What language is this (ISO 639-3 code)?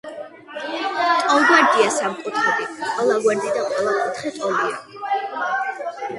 kat